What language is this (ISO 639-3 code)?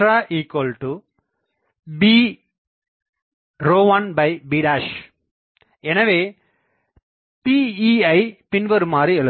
tam